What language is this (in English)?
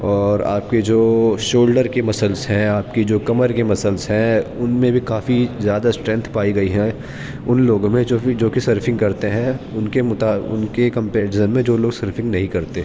Urdu